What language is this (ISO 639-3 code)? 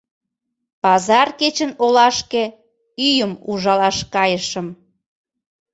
chm